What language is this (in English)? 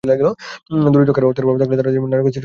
Bangla